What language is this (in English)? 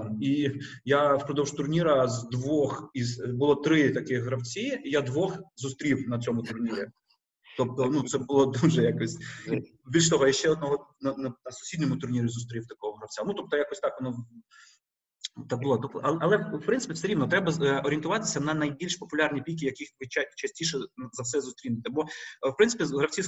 Ukrainian